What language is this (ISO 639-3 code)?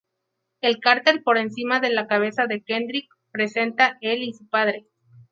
spa